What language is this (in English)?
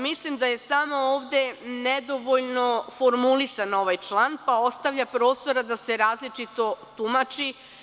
Serbian